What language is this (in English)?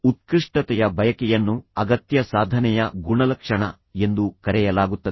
Kannada